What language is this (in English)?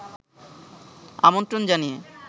Bangla